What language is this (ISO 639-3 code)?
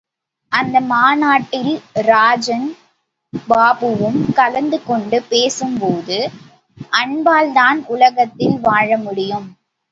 tam